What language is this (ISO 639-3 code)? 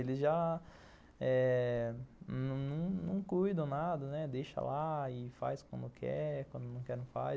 por